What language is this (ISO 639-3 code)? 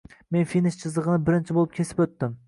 uzb